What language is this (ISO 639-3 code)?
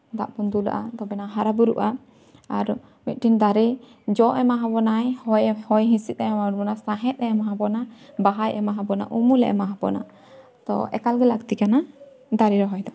sat